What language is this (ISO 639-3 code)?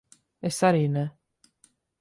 lav